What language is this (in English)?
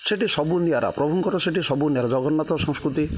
Odia